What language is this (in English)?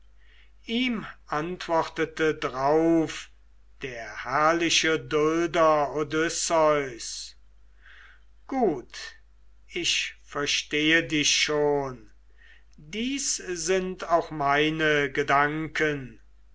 German